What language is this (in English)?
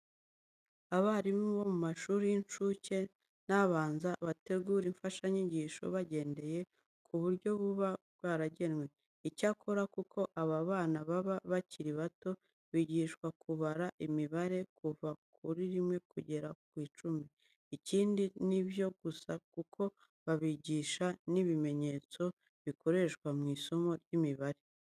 Kinyarwanda